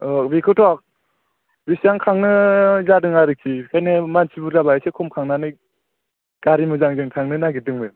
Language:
Bodo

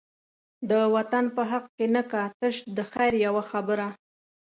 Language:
Pashto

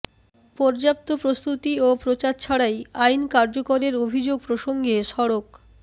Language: Bangla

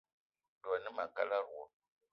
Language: Eton (Cameroon)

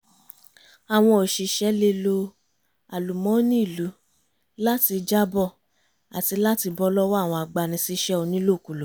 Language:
Yoruba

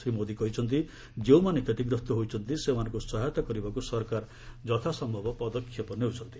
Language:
Odia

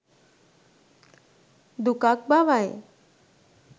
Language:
Sinhala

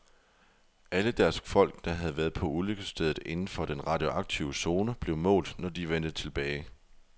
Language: Danish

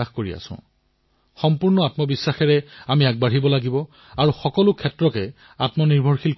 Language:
Assamese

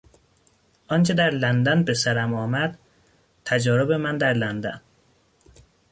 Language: Persian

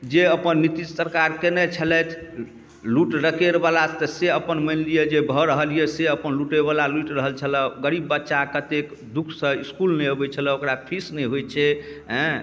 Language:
Maithili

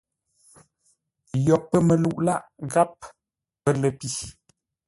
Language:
Ngombale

